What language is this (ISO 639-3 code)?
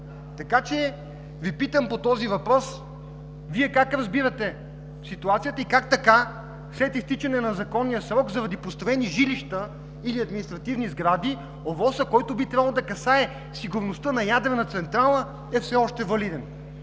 bul